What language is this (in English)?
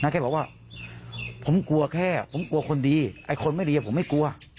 Thai